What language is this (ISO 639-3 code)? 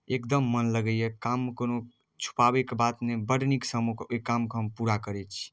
mai